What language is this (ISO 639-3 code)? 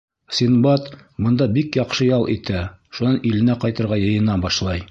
bak